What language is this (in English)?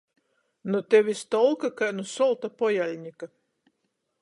Latgalian